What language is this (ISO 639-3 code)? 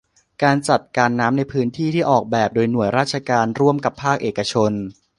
tha